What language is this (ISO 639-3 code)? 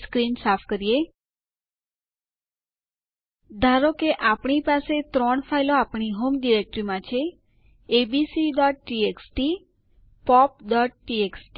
guj